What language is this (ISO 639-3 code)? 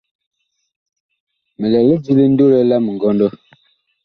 bkh